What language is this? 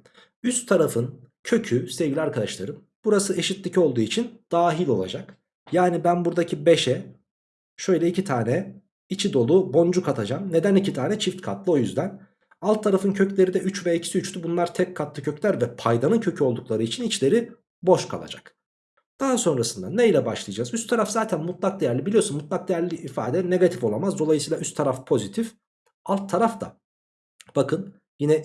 Turkish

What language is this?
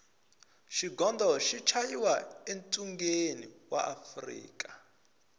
Tsonga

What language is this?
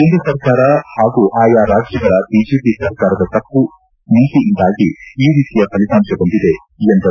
Kannada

